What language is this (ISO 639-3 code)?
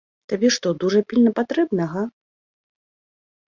bel